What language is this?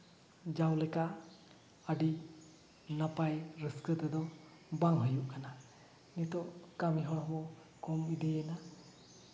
Santali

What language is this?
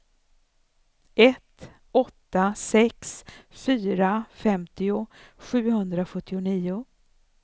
Swedish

